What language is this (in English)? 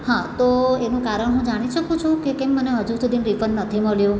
Gujarati